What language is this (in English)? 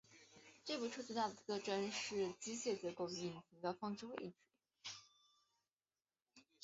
Chinese